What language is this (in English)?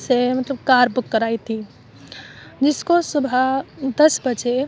Urdu